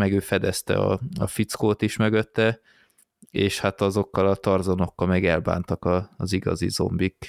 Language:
Hungarian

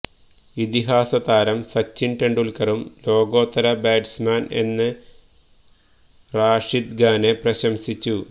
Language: Malayalam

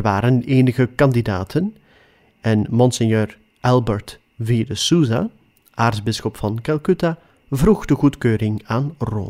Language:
Dutch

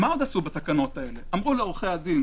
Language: Hebrew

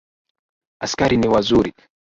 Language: Swahili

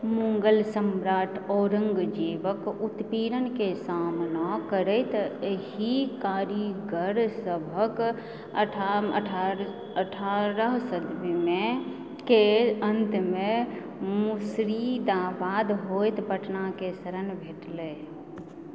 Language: Maithili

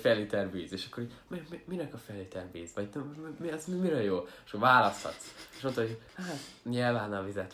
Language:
Hungarian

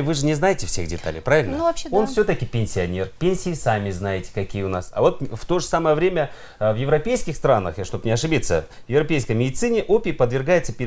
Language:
Russian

